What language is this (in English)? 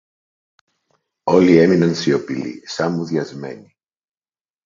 Greek